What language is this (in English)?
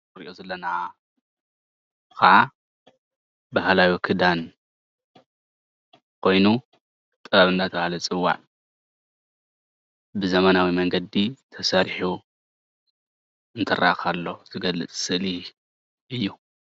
Tigrinya